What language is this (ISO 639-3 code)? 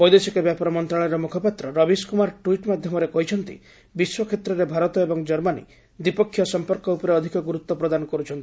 ori